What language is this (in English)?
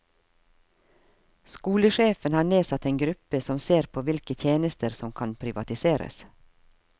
Norwegian